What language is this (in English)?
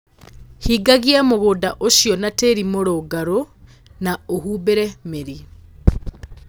Kikuyu